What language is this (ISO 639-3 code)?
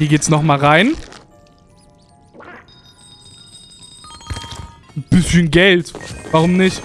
deu